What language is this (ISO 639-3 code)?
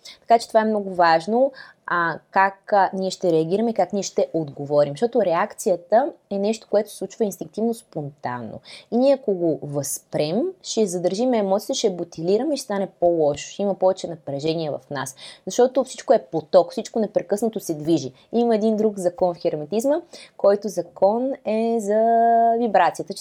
bul